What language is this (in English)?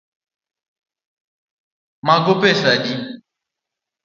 Luo (Kenya and Tanzania)